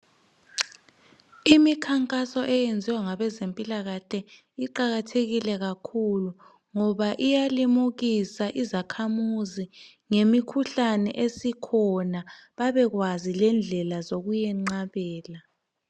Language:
North Ndebele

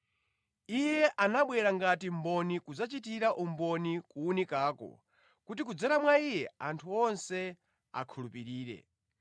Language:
Nyanja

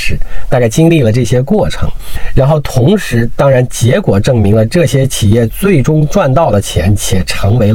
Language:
Chinese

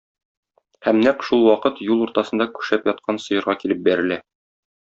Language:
Tatar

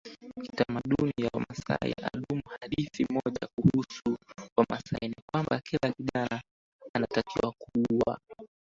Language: Swahili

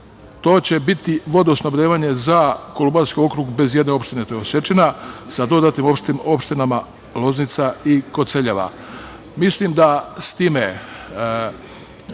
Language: Serbian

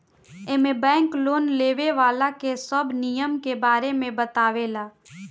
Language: Bhojpuri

